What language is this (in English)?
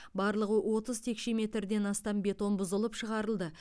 Kazakh